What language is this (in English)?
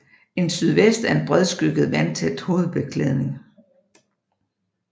Danish